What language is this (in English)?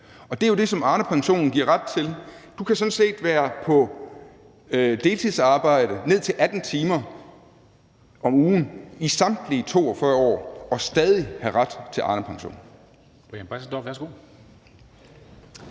Danish